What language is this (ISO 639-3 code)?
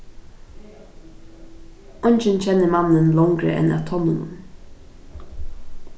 fao